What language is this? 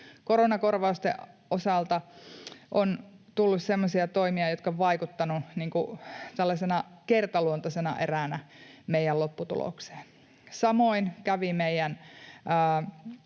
Finnish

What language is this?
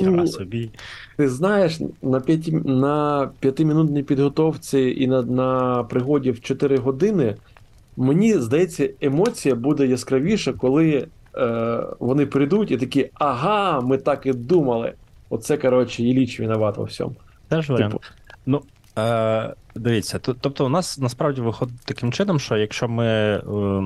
Ukrainian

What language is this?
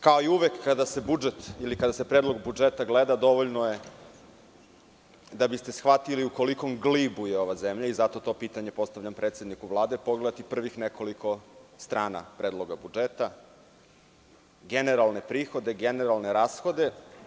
Serbian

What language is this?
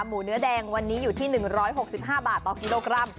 Thai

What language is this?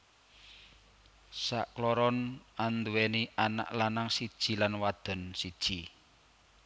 Javanese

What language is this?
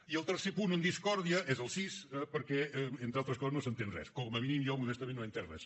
Catalan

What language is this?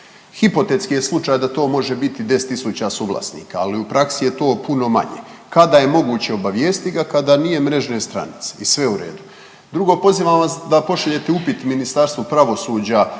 Croatian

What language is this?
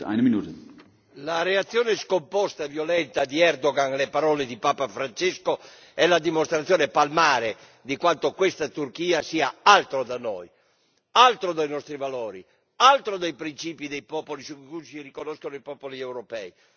Italian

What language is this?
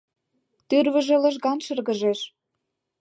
Mari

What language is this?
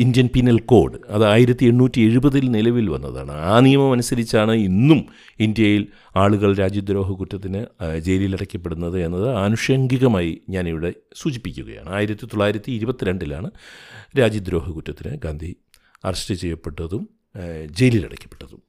Malayalam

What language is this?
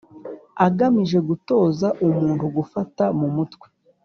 Kinyarwanda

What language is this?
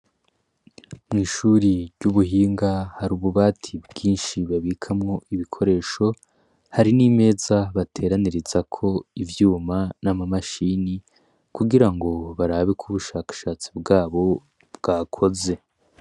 Rundi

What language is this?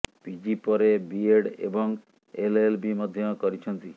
Odia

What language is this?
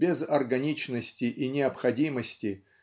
Russian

